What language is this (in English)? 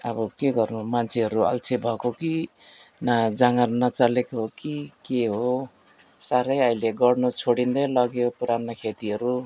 Nepali